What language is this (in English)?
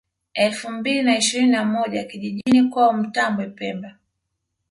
Swahili